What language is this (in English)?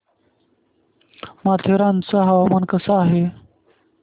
Marathi